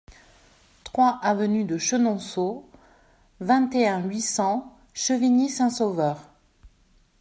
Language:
French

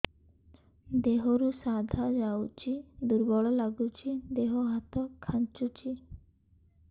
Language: Odia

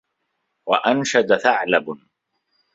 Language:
Arabic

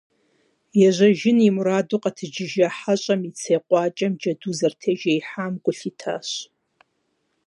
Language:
Kabardian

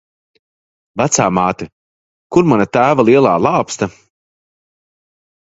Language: Latvian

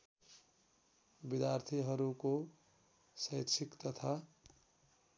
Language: Nepali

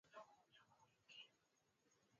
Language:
Swahili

